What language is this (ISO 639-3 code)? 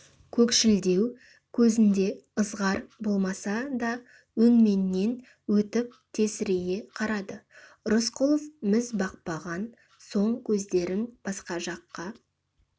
kaz